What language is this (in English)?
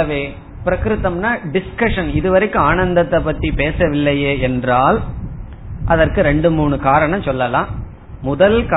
Tamil